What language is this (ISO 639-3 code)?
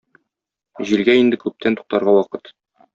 tat